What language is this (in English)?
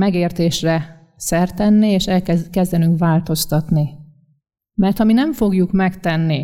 Hungarian